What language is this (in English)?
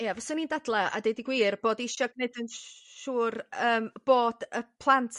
Welsh